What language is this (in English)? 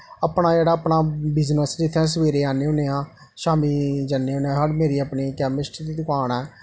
Dogri